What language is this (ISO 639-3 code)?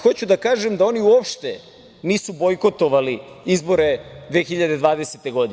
srp